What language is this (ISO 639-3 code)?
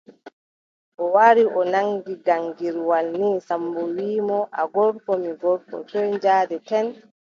fub